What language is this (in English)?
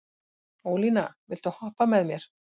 Icelandic